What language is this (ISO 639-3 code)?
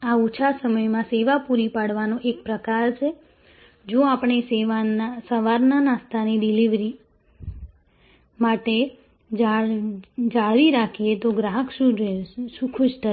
guj